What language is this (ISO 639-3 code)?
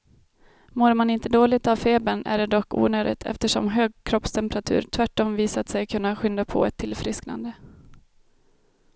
swe